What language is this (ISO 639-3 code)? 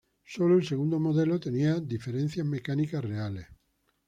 spa